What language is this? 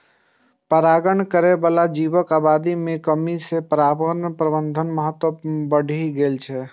Maithili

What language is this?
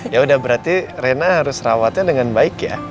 Indonesian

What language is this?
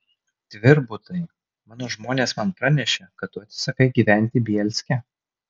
Lithuanian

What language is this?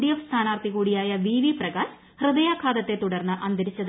Malayalam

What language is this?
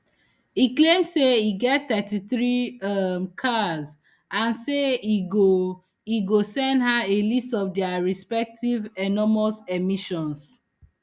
Nigerian Pidgin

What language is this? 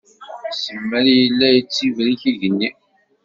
Kabyle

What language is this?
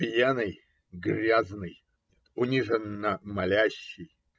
Russian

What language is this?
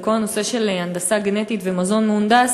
Hebrew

